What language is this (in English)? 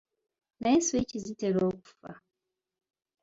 Ganda